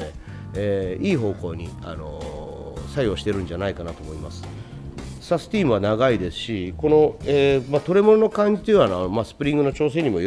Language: Japanese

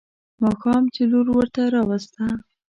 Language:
Pashto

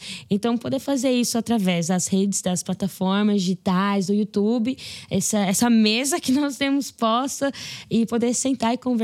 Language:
Portuguese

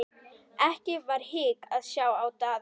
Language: Icelandic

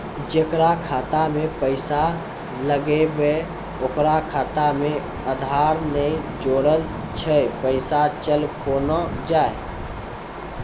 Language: Maithili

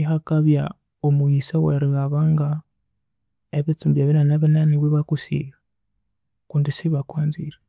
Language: Konzo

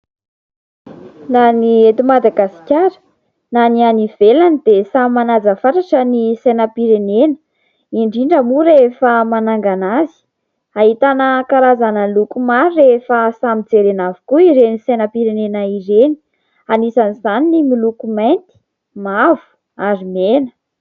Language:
Malagasy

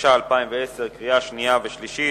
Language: Hebrew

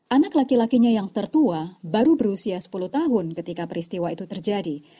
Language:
Indonesian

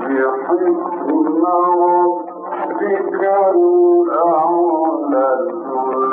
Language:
Arabic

